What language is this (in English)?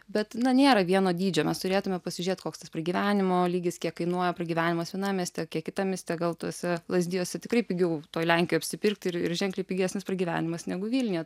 Lithuanian